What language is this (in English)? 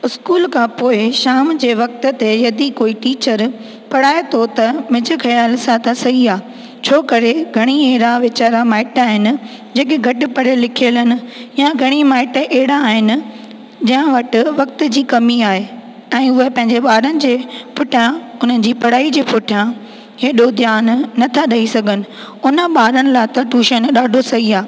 Sindhi